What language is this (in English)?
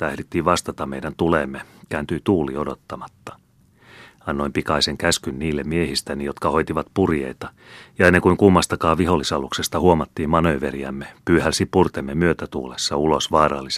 Finnish